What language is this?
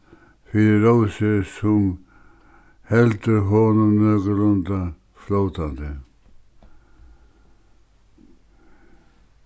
Faroese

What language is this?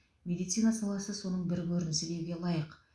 Kazakh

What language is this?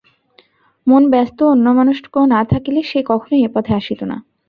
Bangla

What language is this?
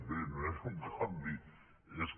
Catalan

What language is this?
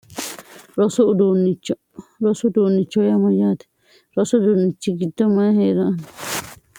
Sidamo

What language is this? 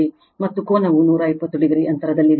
Kannada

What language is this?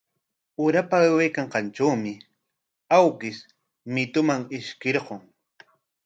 Corongo Ancash Quechua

